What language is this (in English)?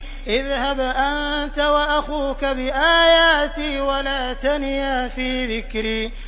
Arabic